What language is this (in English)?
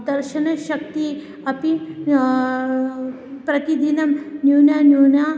Sanskrit